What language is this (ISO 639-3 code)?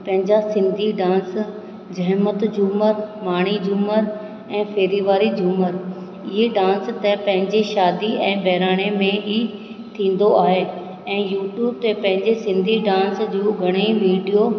snd